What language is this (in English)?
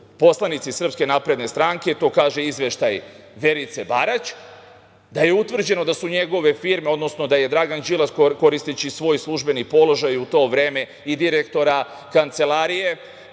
Serbian